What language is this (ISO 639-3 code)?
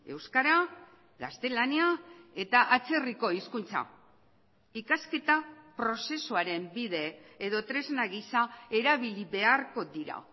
eus